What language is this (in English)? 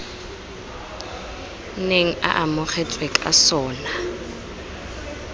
Tswana